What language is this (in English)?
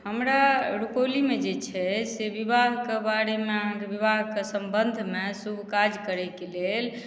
Maithili